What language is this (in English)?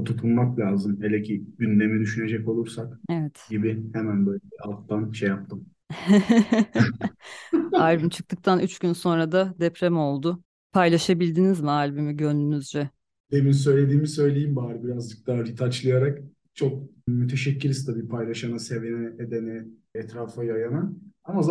Turkish